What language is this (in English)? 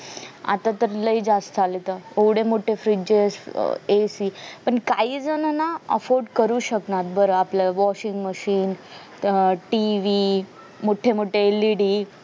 Marathi